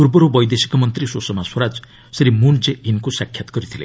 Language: Odia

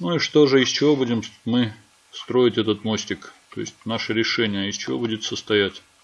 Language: Russian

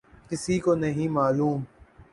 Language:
Urdu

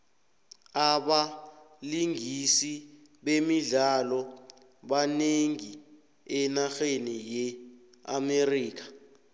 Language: South Ndebele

